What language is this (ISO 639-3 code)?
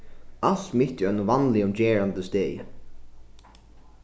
fao